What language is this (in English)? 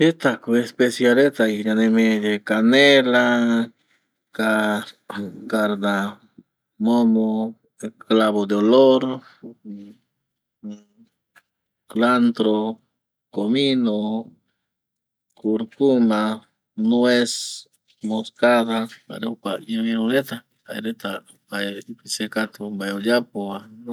Eastern Bolivian Guaraní